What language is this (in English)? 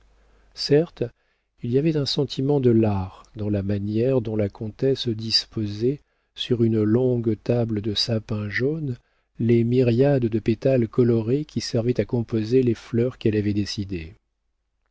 French